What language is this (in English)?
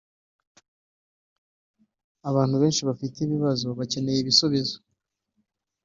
Kinyarwanda